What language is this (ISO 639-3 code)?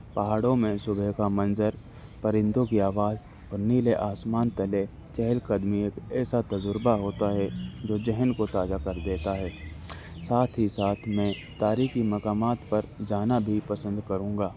urd